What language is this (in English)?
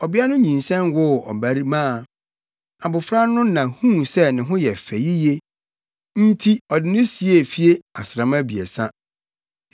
Akan